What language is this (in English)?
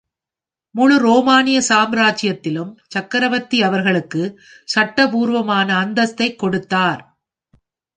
Tamil